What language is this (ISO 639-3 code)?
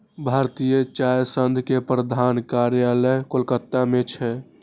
mai